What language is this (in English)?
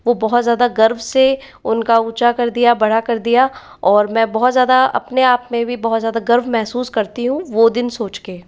Hindi